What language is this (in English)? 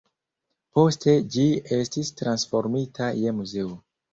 Esperanto